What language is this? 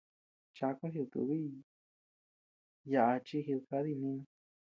Tepeuxila Cuicatec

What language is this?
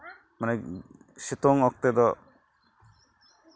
Santali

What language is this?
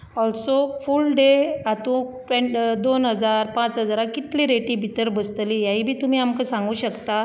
Konkani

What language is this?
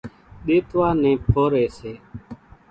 Kachi Koli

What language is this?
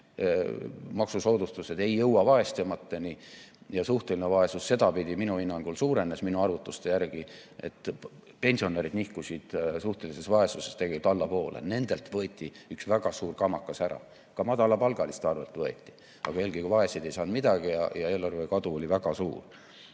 Estonian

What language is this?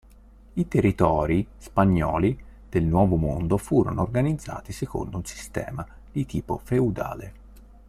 Italian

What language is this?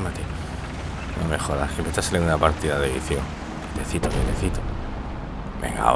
Spanish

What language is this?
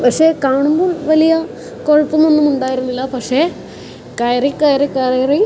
Malayalam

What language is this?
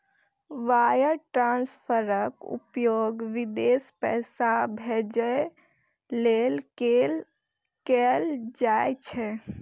Maithili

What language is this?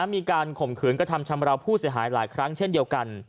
Thai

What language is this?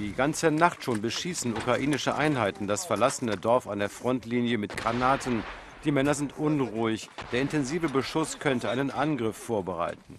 German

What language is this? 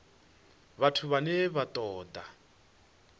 Venda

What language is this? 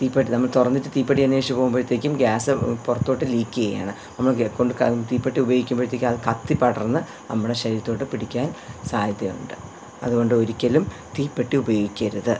Malayalam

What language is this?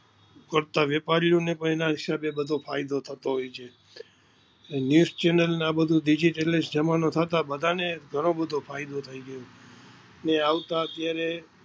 Gujarati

